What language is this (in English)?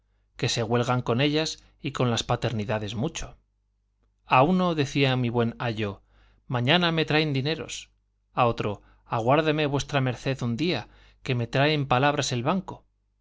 Spanish